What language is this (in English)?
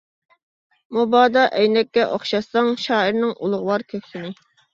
Uyghur